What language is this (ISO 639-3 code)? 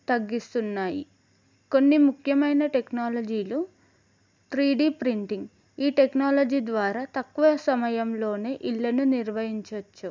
tel